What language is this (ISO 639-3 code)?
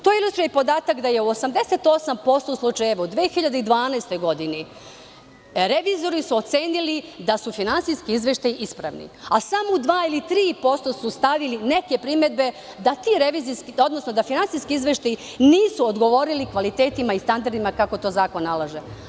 srp